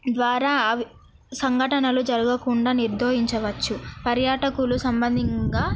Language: Telugu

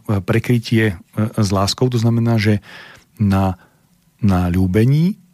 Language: Slovak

